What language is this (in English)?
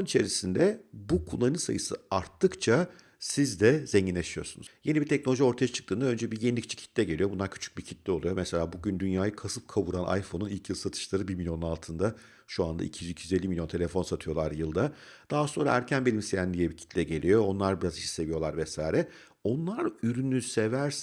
Turkish